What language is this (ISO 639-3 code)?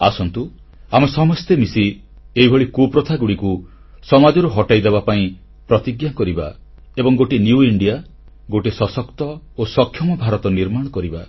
ori